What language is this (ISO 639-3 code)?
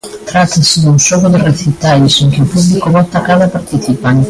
glg